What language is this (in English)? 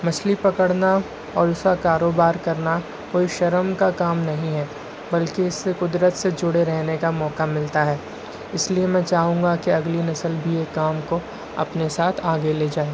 Urdu